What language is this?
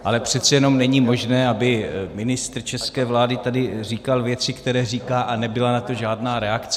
Czech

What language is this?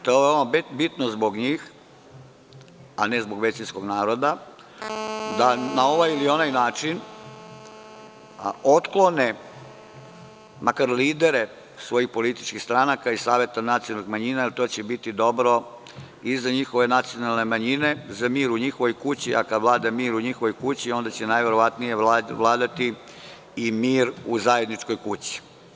Serbian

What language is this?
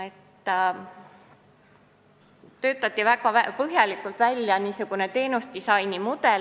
Estonian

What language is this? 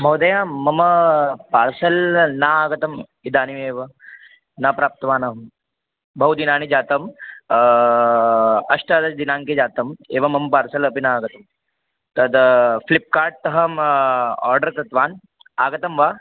Sanskrit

